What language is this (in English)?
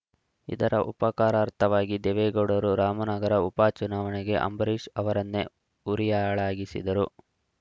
Kannada